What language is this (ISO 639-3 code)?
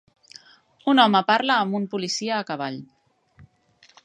cat